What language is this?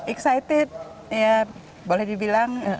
Indonesian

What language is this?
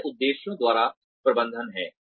Hindi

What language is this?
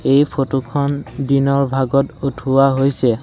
Assamese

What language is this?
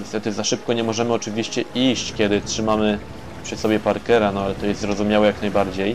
Polish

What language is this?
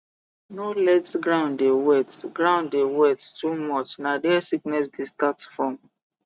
Nigerian Pidgin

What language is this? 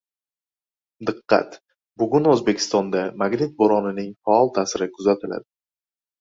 Uzbek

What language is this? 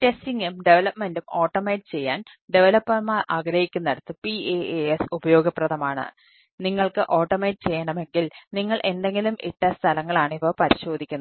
Malayalam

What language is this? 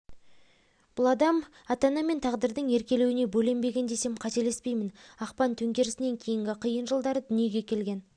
Kazakh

